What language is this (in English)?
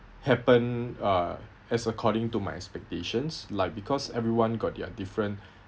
English